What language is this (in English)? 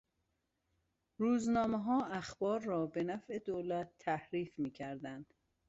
Persian